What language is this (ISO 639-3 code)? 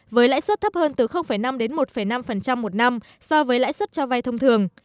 vie